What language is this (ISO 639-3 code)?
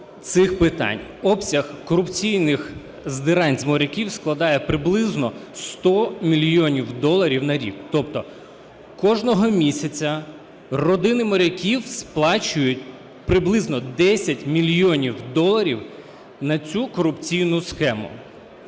ukr